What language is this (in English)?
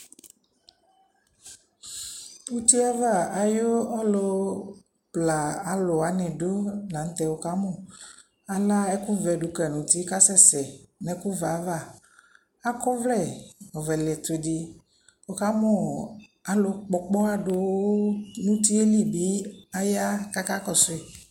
Ikposo